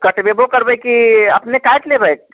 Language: Maithili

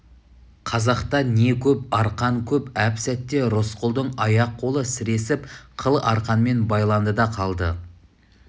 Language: Kazakh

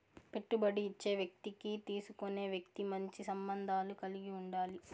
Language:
Telugu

